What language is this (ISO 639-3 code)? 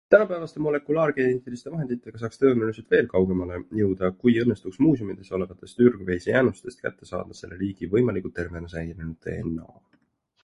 est